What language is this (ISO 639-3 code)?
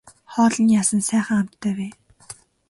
mon